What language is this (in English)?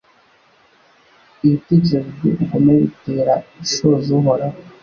Kinyarwanda